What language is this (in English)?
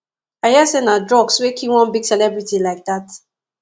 Nigerian Pidgin